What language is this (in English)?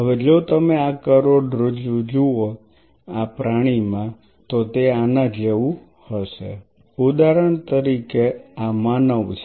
Gujarati